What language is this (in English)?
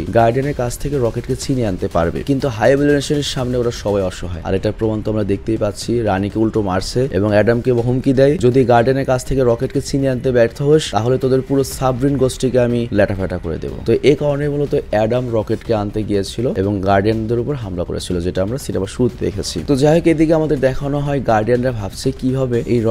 Bangla